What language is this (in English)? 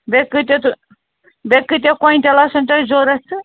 Kashmiri